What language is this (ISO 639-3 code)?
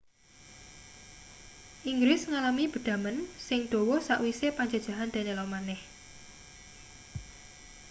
jav